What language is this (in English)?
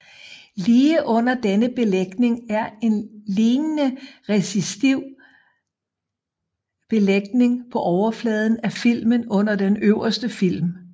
Danish